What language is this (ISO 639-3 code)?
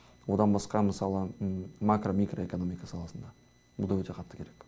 kaz